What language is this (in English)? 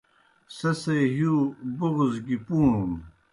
Kohistani Shina